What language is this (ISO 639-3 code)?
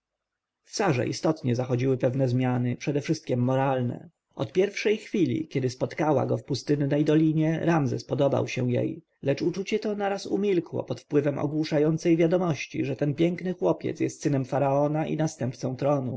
pol